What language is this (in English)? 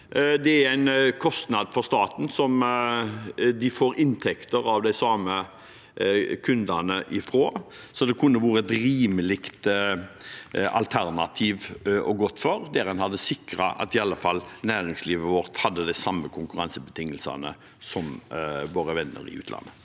Norwegian